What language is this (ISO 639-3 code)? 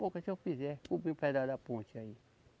por